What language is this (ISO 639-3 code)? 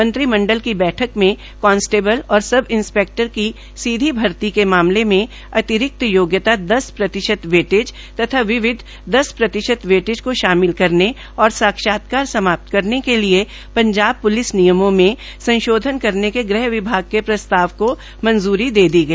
hin